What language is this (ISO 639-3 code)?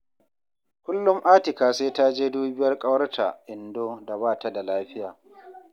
hau